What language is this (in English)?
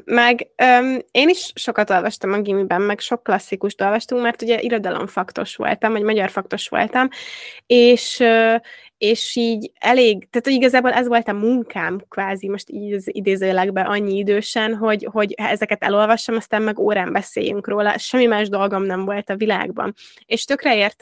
Hungarian